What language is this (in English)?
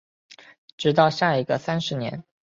Chinese